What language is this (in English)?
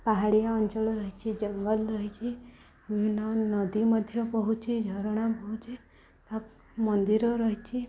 Odia